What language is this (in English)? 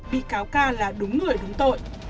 Vietnamese